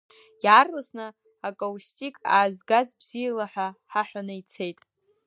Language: Abkhazian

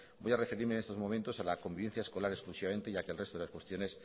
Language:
Spanish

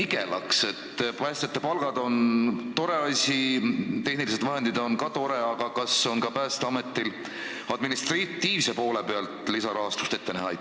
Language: Estonian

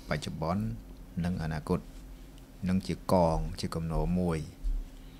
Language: Thai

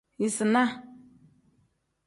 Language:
Tem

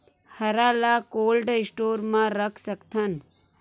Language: Chhattisgarhi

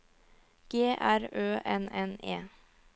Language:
Norwegian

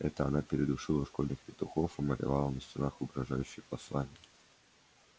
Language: Russian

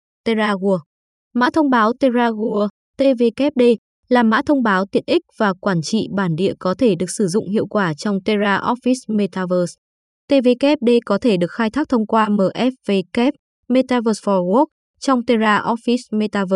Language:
Vietnamese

